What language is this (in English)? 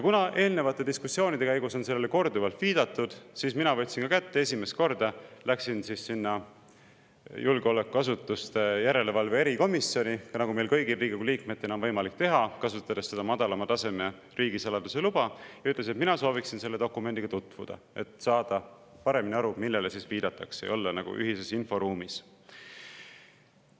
Estonian